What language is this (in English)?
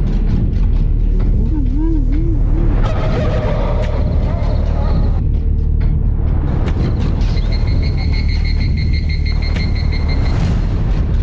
Vietnamese